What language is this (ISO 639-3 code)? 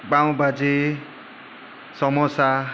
guj